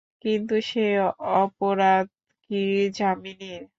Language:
Bangla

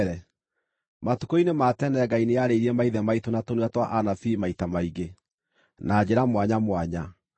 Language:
Kikuyu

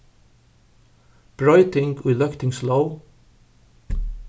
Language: Faroese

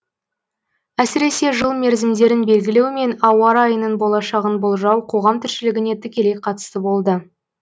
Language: Kazakh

